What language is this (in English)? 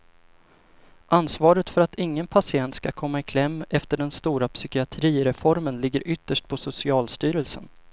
Swedish